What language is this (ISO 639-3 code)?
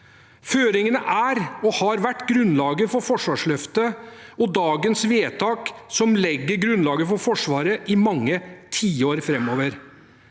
nor